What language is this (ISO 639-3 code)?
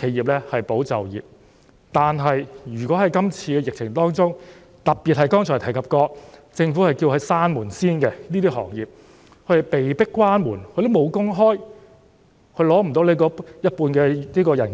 yue